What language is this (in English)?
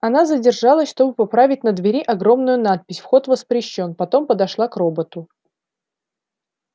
Russian